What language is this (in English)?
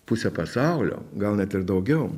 Lithuanian